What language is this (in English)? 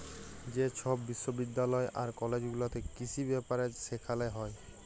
Bangla